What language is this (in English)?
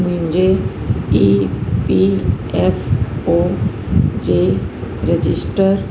Sindhi